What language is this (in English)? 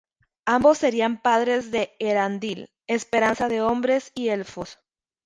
Spanish